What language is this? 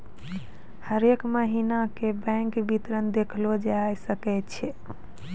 Maithili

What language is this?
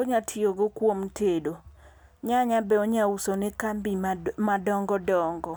Luo (Kenya and Tanzania)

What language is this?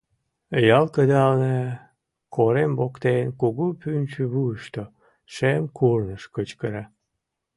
Mari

